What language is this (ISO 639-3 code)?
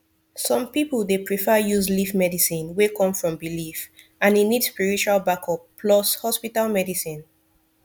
pcm